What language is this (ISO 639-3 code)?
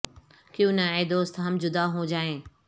urd